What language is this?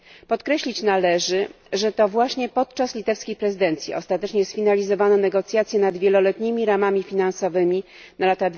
Polish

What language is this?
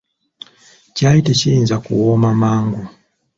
Ganda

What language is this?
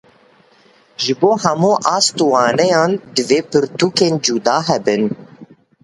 Kurdish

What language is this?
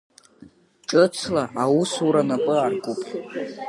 Abkhazian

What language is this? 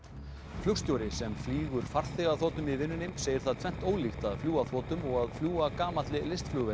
Icelandic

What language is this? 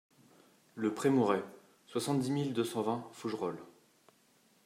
French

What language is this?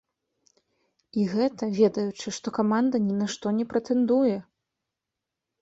Belarusian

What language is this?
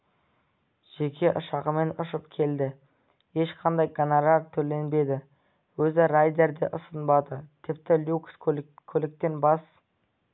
Kazakh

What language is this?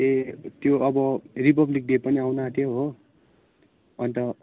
Nepali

